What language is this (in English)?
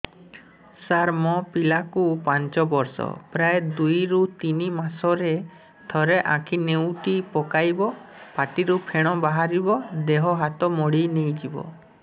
Odia